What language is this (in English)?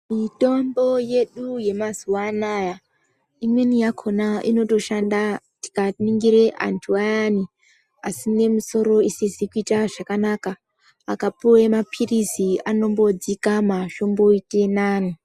Ndau